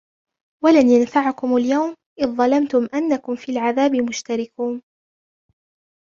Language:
Arabic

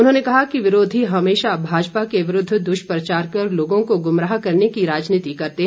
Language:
Hindi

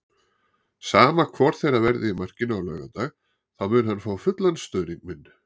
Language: Icelandic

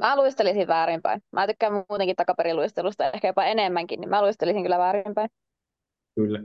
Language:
Finnish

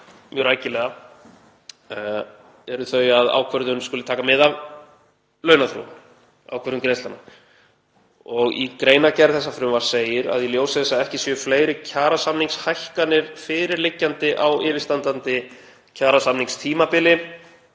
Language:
Icelandic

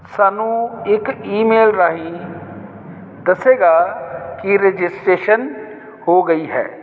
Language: Punjabi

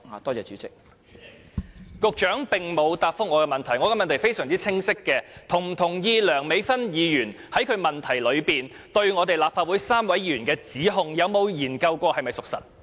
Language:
Cantonese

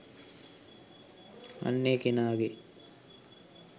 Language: Sinhala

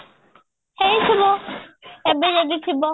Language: Odia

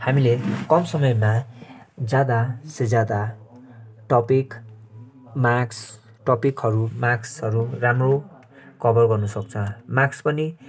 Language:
Nepali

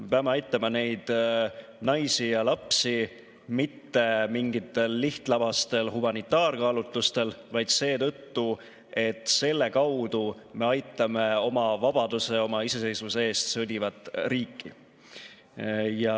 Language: Estonian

